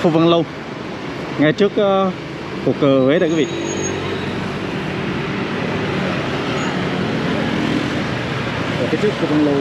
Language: Vietnamese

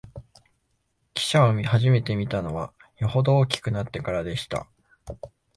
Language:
Japanese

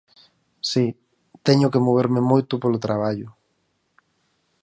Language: Galician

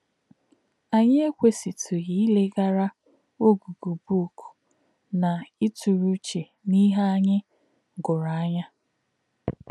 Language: Igbo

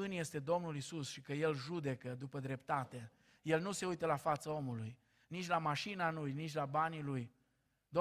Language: Romanian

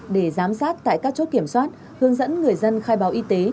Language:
Vietnamese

